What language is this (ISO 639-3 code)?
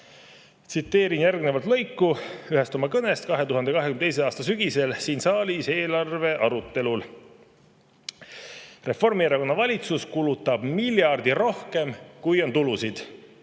est